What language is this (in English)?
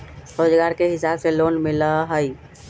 Magahi